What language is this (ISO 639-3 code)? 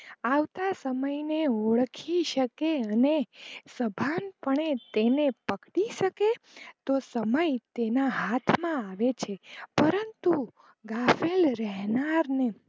guj